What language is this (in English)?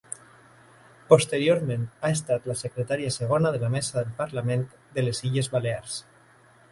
Catalan